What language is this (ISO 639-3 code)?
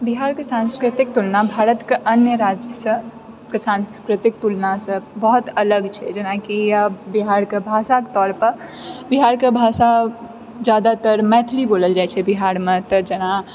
mai